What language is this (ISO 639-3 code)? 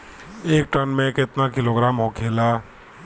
bho